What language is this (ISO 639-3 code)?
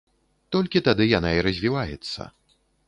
bel